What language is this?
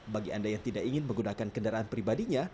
Indonesian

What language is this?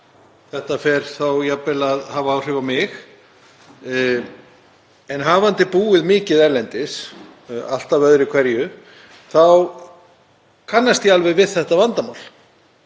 Icelandic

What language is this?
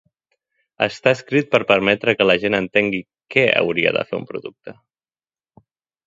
Catalan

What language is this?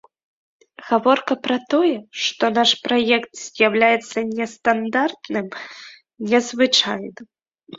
Belarusian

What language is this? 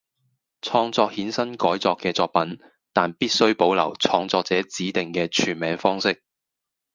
Cantonese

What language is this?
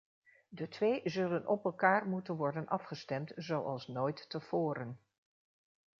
Dutch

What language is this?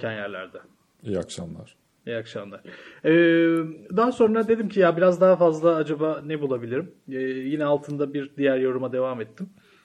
Turkish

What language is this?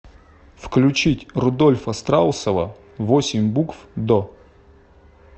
Russian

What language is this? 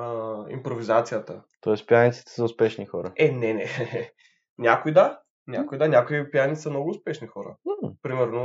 Bulgarian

